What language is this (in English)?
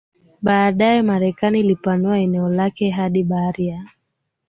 Swahili